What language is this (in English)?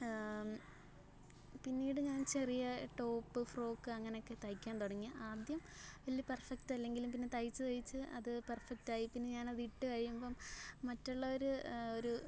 Malayalam